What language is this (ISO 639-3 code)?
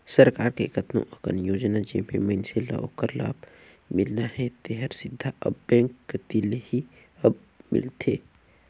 hne